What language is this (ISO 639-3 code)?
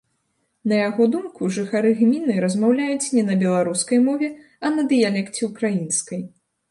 bel